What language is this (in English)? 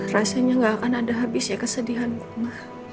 Indonesian